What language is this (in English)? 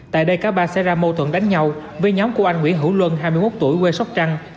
Vietnamese